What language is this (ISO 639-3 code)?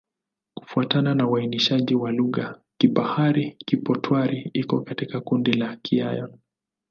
swa